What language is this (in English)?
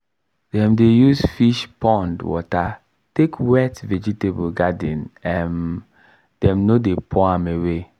Nigerian Pidgin